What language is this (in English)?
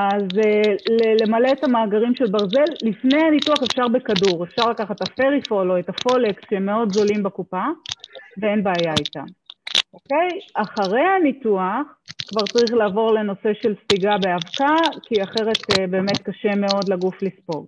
Hebrew